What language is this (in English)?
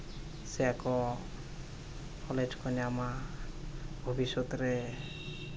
Santali